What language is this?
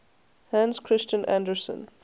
English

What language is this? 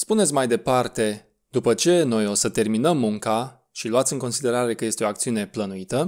English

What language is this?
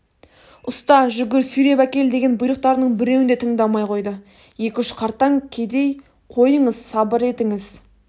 Kazakh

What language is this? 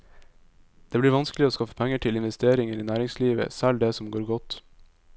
Norwegian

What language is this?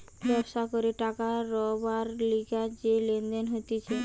Bangla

